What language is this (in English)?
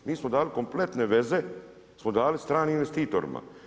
Croatian